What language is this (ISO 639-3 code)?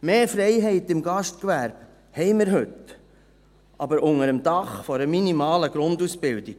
gsw